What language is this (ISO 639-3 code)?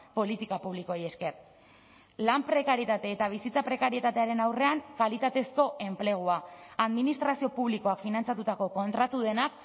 eus